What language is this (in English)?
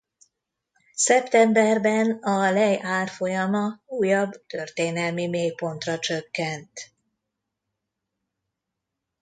Hungarian